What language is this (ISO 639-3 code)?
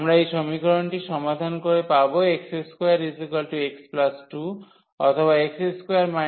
ben